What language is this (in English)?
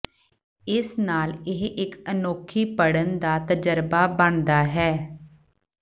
Punjabi